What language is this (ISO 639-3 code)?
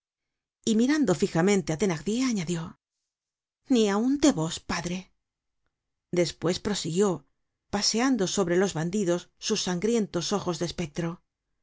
spa